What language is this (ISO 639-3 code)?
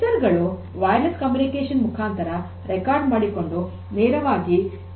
kan